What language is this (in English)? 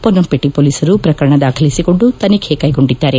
Kannada